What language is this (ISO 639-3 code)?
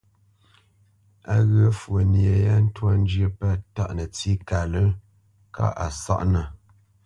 bce